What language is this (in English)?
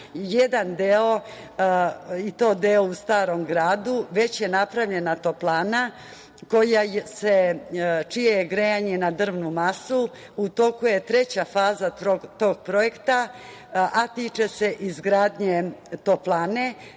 Serbian